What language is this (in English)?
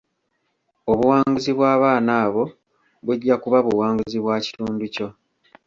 Ganda